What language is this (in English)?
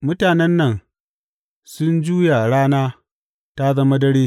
Hausa